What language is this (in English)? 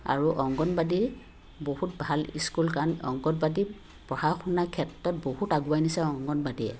Assamese